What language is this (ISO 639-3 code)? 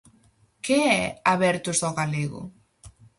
glg